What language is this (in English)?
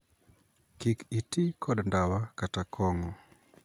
Luo (Kenya and Tanzania)